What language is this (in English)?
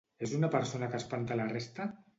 Catalan